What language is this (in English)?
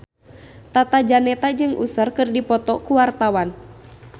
Sundanese